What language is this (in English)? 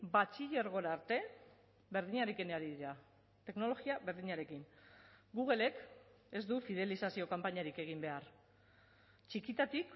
Basque